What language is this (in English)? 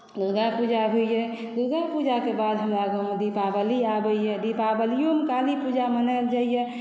Maithili